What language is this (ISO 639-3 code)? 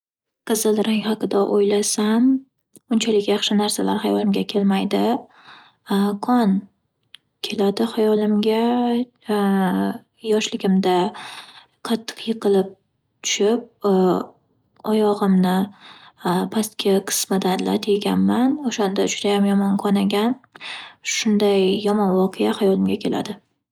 uzb